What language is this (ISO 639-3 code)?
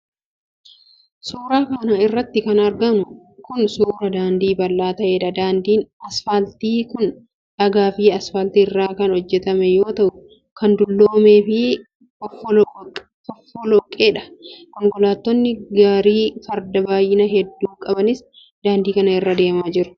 orm